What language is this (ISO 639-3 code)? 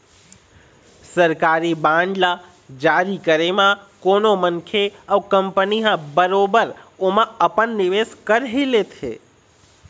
hne